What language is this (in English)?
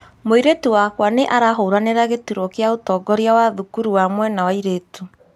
Kikuyu